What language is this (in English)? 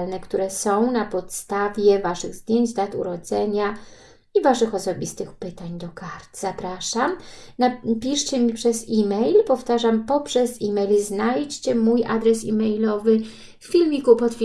Polish